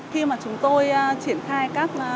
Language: Vietnamese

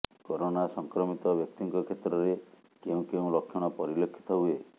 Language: Odia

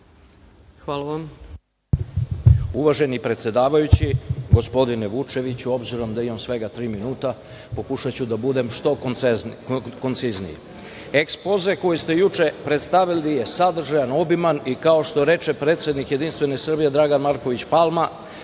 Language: Serbian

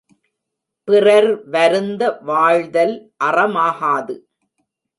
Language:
Tamil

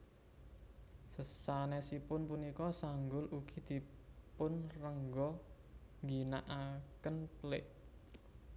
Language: Javanese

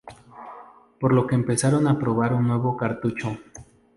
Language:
Spanish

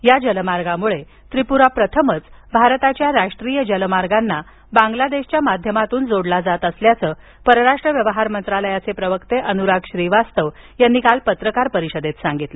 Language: Marathi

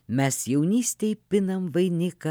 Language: Lithuanian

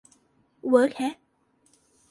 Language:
Thai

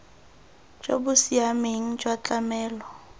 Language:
Tswana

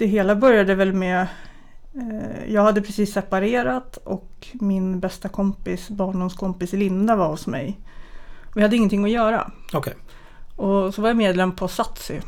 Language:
Swedish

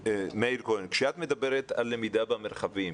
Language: Hebrew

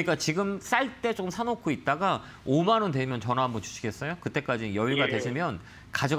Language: Korean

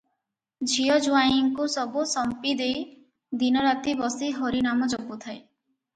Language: Odia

